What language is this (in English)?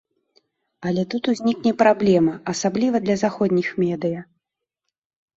Belarusian